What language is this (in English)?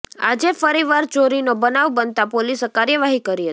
Gujarati